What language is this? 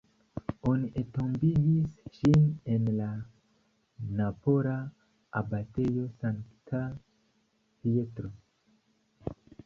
Esperanto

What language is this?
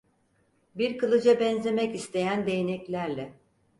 Turkish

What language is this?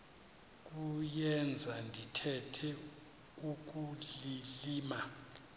Xhosa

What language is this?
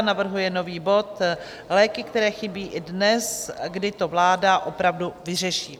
Czech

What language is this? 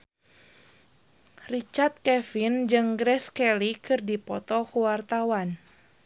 Sundanese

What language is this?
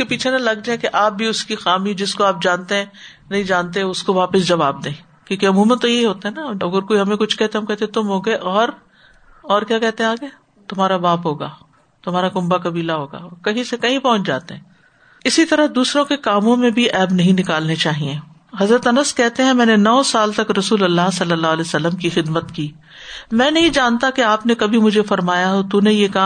Urdu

